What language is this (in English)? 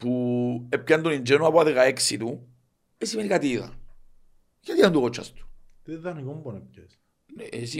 Greek